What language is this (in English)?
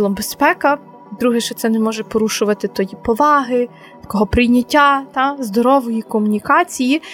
Ukrainian